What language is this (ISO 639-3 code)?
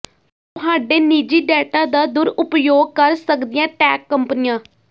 pan